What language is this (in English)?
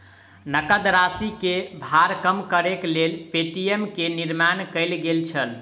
Maithili